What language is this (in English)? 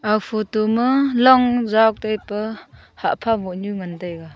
Wancho Naga